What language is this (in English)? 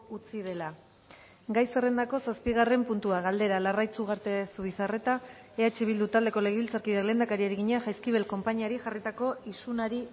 Basque